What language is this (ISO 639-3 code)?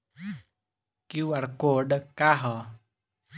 bho